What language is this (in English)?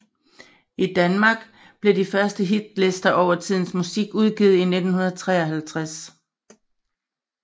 Danish